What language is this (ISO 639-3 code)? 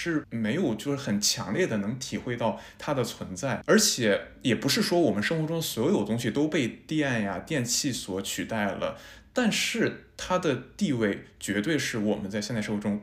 zho